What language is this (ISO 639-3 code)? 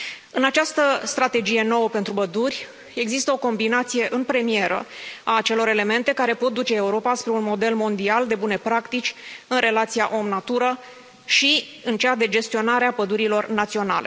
ron